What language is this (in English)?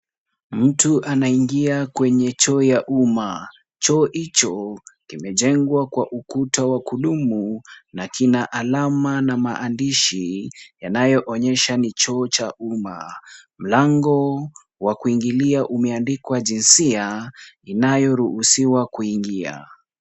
Swahili